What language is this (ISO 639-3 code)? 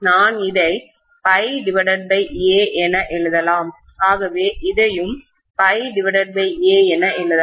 tam